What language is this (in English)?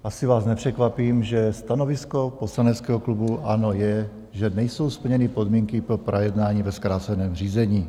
Czech